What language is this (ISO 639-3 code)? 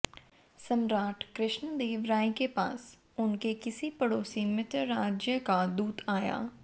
hin